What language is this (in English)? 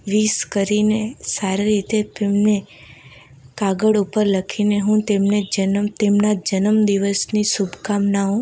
Gujarati